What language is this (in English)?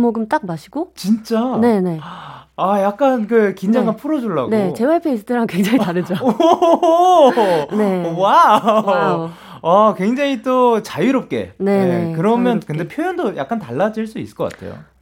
Korean